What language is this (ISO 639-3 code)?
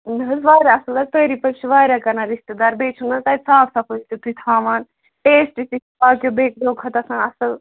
kas